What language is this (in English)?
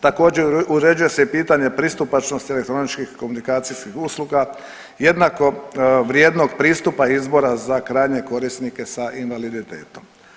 Croatian